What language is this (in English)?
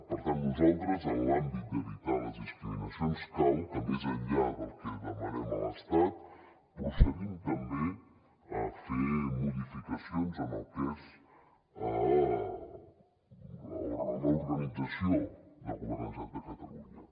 Catalan